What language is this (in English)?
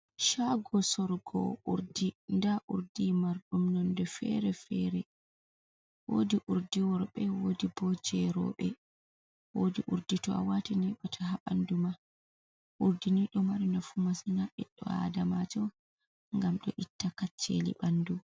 Fula